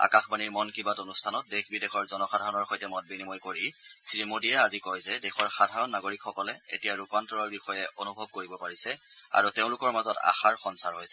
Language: Assamese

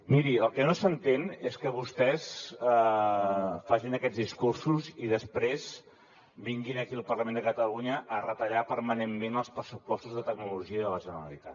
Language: Catalan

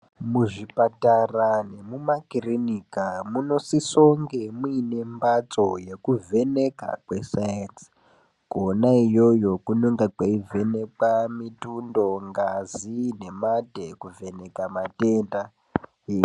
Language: Ndau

